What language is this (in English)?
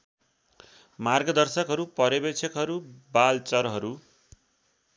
Nepali